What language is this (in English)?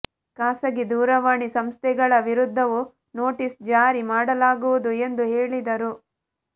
Kannada